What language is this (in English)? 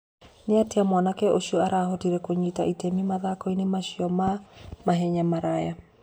Kikuyu